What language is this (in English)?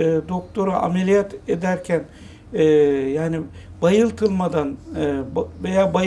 Turkish